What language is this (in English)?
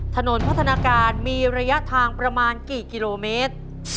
Thai